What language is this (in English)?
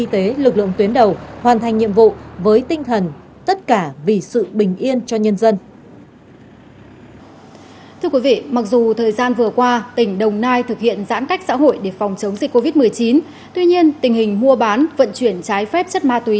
Vietnamese